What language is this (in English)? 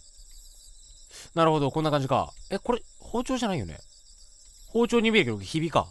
Japanese